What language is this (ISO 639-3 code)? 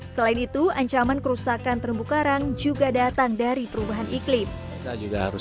ind